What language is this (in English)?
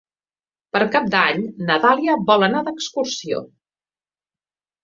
Catalan